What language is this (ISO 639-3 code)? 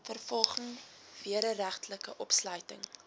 afr